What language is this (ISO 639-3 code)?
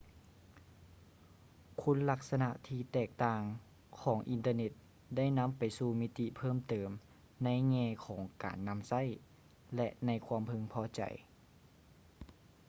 lao